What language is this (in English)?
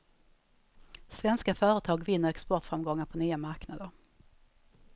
Swedish